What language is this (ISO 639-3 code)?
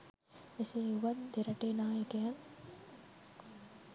sin